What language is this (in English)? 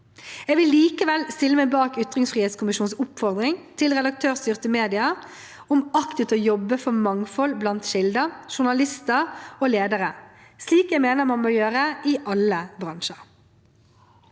Norwegian